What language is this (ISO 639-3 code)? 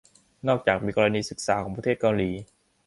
tha